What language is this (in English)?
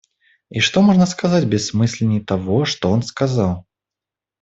Russian